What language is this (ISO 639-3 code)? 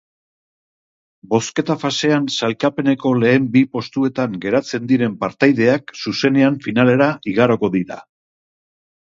eus